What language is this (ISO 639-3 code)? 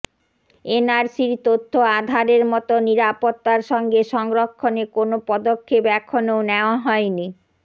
ben